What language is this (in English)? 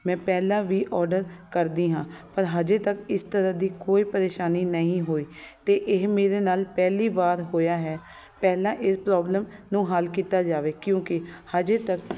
Punjabi